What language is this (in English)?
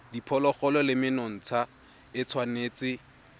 Tswana